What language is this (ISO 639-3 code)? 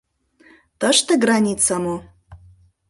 chm